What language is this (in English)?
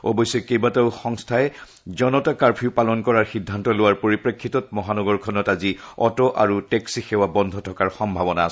Assamese